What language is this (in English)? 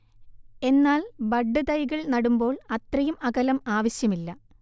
Malayalam